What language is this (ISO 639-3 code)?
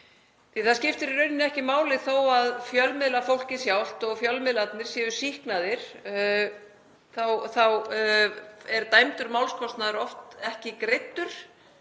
isl